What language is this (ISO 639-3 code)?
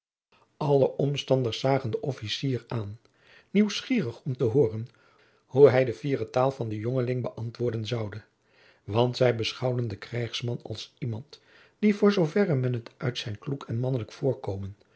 nld